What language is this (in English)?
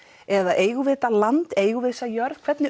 Icelandic